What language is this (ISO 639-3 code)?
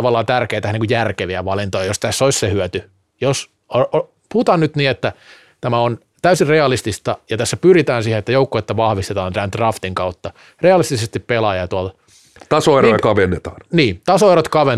fin